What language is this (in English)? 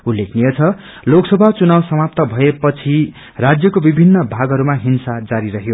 Nepali